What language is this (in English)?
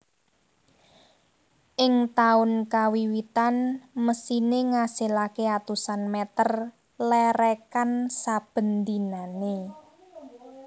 Javanese